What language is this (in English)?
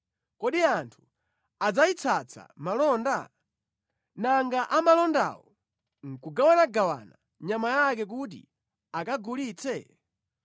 Nyanja